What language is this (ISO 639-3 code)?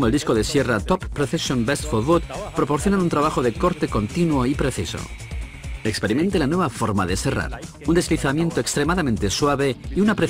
spa